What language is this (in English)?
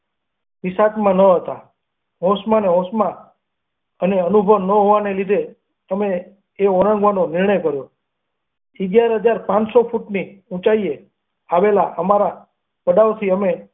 Gujarati